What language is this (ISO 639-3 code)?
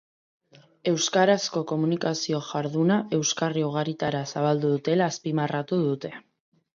eus